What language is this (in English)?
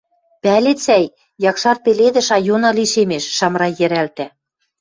Western Mari